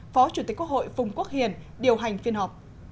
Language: Vietnamese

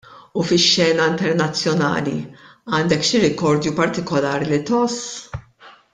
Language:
Maltese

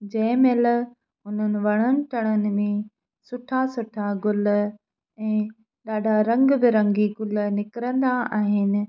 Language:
Sindhi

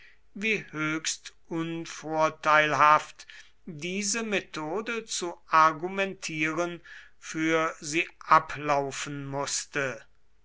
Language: German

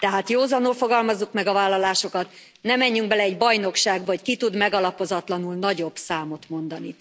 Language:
Hungarian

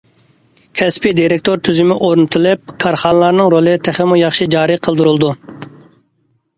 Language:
Uyghur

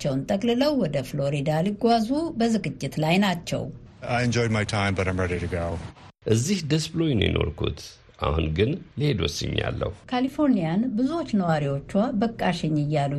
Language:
Amharic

